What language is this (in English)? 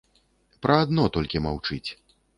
Belarusian